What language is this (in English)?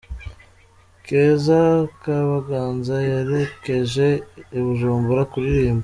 Kinyarwanda